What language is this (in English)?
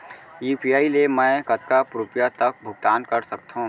Chhattisgarhi